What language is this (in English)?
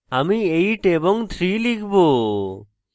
Bangla